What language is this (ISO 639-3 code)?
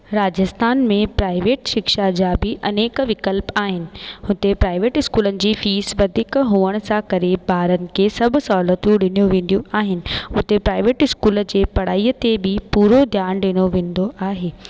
snd